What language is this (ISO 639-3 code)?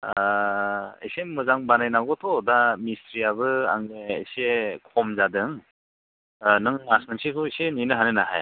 brx